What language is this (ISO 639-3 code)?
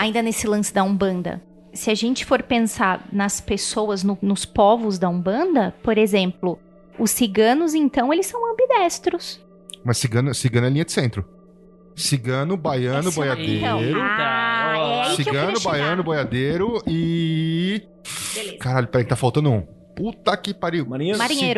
por